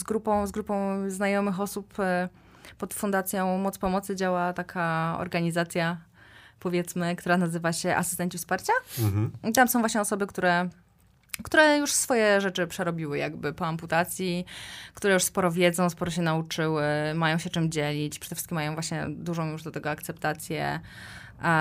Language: Polish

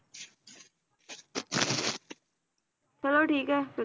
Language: Punjabi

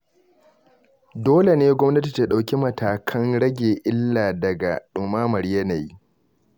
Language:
Hausa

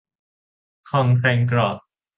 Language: Thai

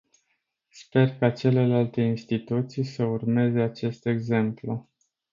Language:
Romanian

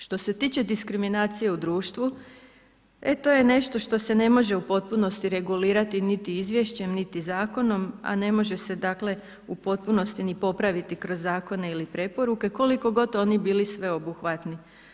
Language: Croatian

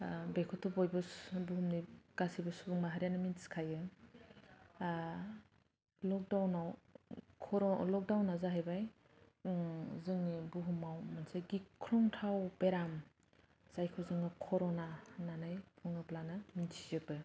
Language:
Bodo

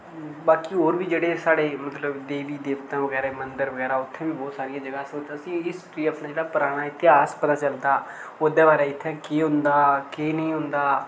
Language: Dogri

